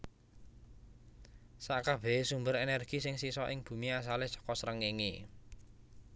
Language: Javanese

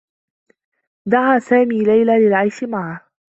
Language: Arabic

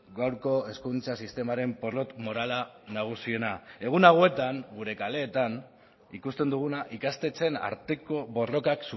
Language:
Basque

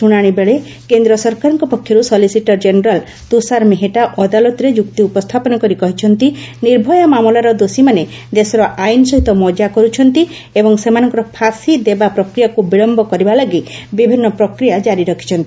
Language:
Odia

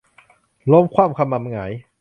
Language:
Thai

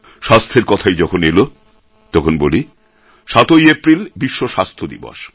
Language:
Bangla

